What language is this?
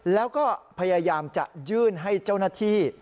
Thai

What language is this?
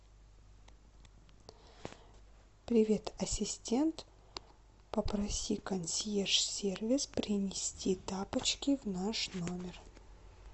Russian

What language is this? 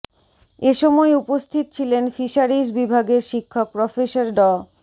Bangla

